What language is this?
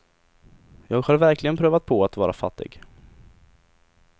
Swedish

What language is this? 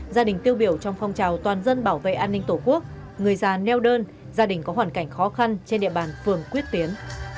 Vietnamese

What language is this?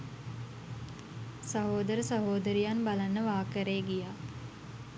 Sinhala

